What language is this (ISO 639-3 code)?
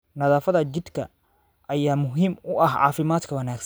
som